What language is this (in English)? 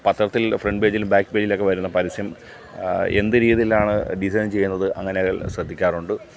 Malayalam